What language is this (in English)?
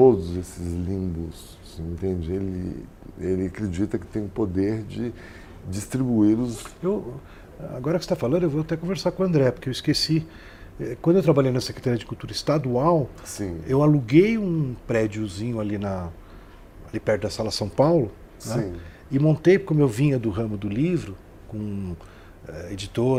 Portuguese